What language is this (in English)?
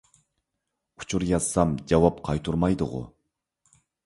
Uyghur